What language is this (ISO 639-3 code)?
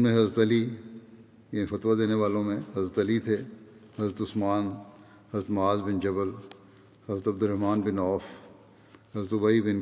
urd